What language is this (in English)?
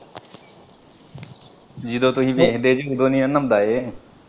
Punjabi